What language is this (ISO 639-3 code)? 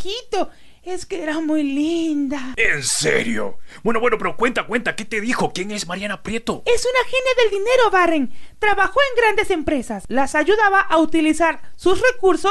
spa